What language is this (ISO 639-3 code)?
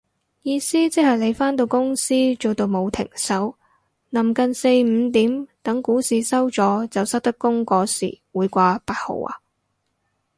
yue